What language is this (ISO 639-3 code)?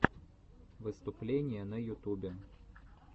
rus